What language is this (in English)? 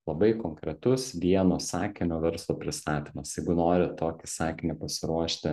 Lithuanian